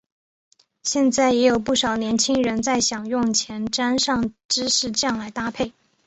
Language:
Chinese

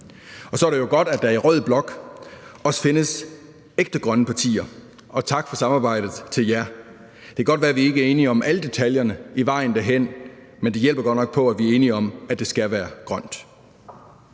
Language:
Danish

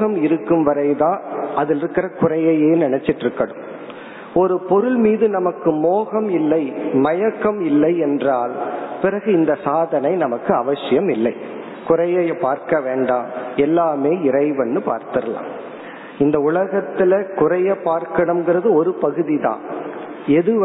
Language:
Tamil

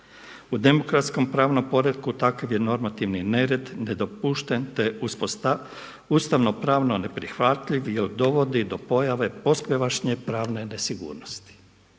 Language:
Croatian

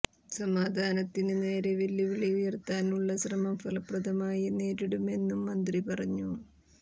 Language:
Malayalam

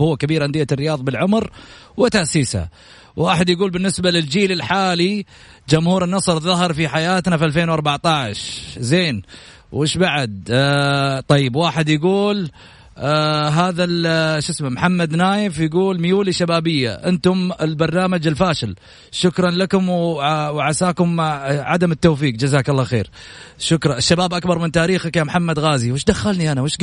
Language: Arabic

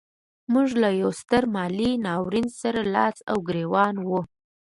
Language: Pashto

